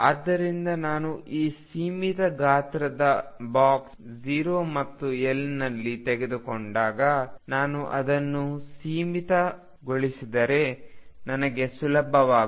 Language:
Kannada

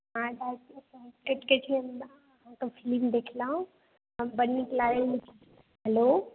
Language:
Maithili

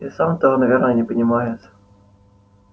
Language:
Russian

